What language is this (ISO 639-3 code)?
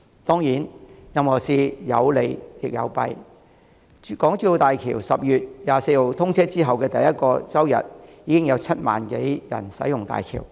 yue